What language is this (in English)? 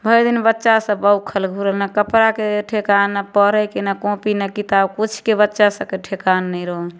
Maithili